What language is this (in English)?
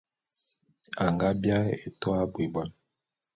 Bulu